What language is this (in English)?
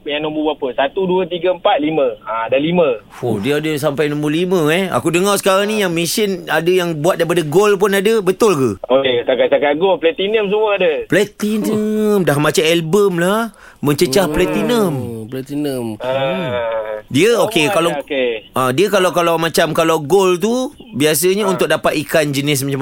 Malay